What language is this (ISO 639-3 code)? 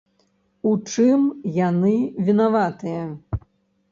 bel